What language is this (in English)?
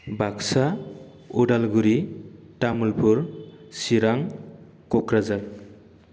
Bodo